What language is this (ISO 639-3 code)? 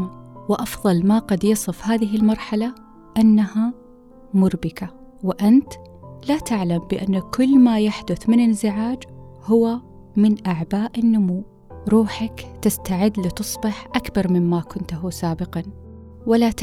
ara